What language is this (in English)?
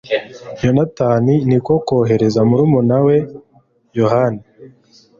Kinyarwanda